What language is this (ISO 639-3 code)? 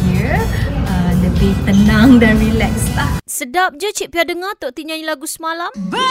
msa